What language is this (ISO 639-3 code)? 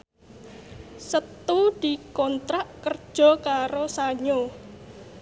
jav